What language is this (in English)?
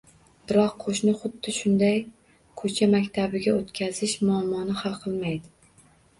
Uzbek